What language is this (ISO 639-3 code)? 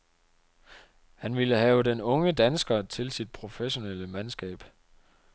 dan